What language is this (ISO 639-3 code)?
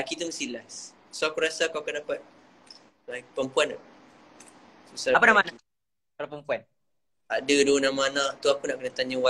msa